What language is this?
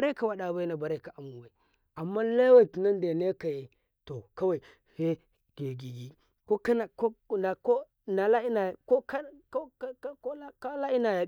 Karekare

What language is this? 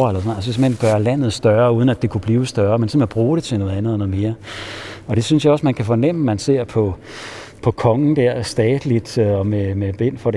Danish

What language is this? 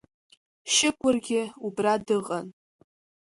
Abkhazian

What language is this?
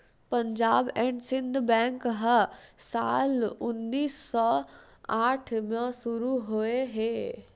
Chhattisgarhi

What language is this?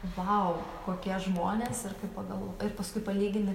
Lithuanian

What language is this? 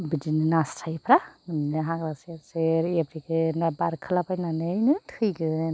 Bodo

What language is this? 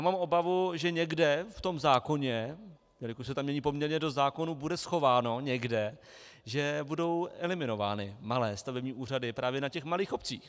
Czech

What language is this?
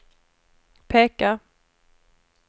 Swedish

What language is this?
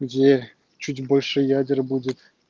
Russian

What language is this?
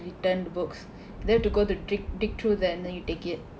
English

